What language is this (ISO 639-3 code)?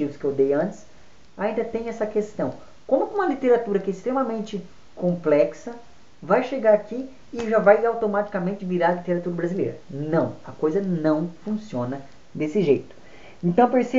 por